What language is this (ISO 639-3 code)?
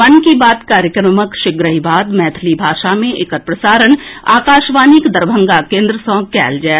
mai